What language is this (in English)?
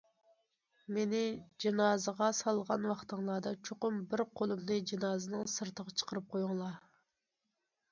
Uyghur